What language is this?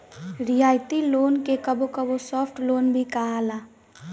Bhojpuri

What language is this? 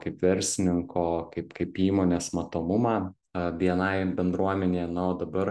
Lithuanian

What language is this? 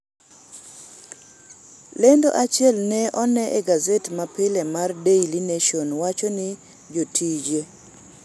Luo (Kenya and Tanzania)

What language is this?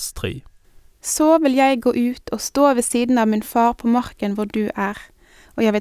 Danish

